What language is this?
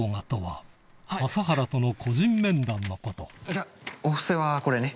Japanese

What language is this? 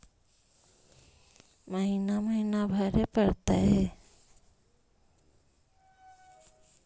Magahi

